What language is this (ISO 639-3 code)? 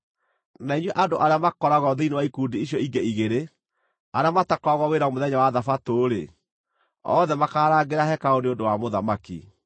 kik